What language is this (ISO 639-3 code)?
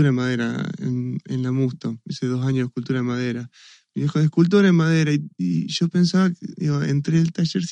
spa